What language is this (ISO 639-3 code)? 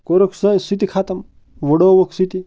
kas